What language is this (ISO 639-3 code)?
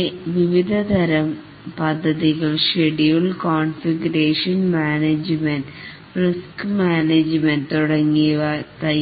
mal